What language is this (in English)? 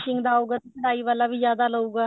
Punjabi